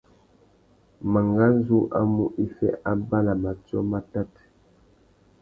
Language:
Tuki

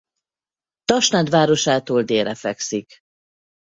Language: Hungarian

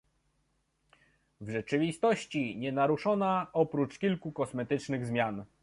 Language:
Polish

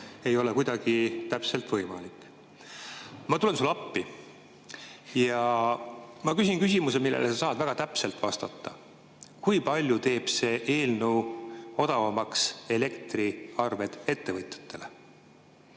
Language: Estonian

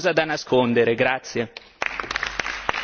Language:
Italian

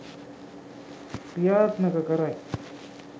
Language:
Sinhala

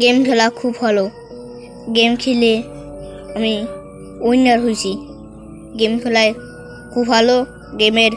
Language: Bangla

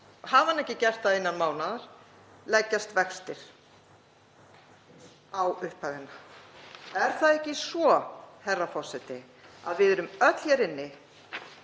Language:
Icelandic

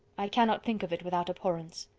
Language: English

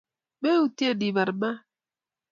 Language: Kalenjin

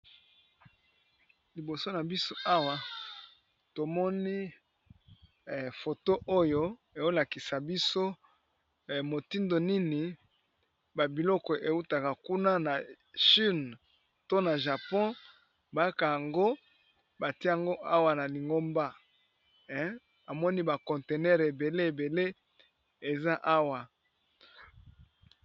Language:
Lingala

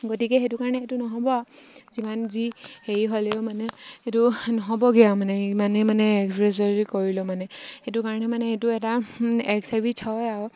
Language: Assamese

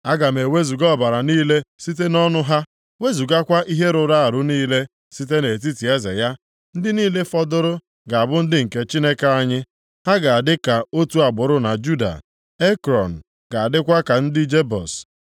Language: Igbo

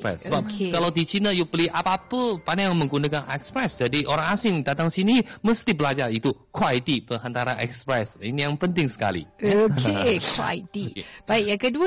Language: Malay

